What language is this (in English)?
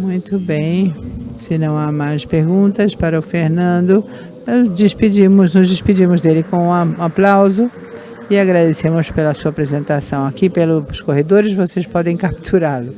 Portuguese